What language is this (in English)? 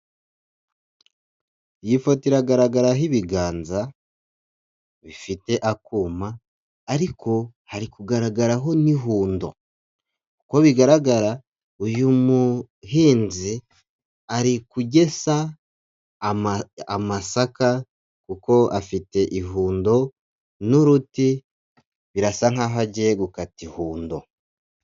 Kinyarwanda